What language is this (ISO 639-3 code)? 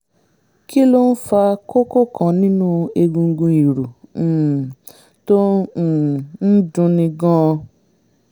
yor